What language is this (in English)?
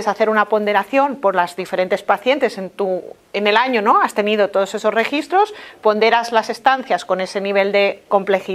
Spanish